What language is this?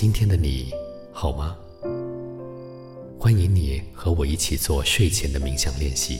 Chinese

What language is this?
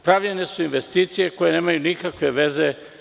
Serbian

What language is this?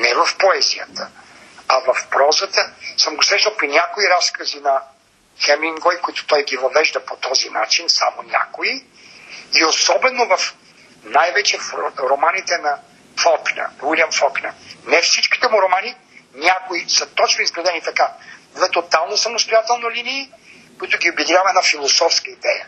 Bulgarian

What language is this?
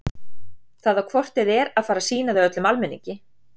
Icelandic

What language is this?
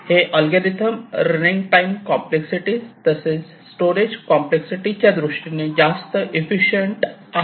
Marathi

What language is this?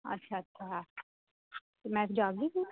Dogri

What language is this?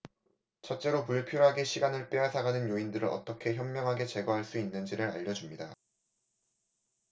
Korean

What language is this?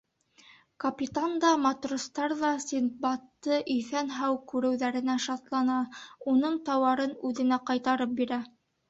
Bashkir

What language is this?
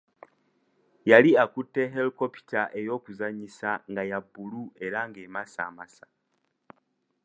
Ganda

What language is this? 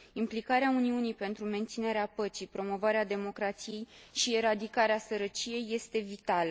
Romanian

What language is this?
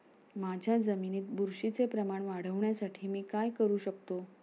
Marathi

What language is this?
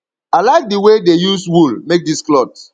Nigerian Pidgin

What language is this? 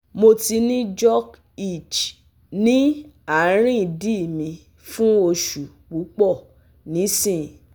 Yoruba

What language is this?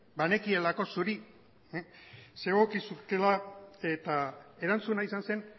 Basque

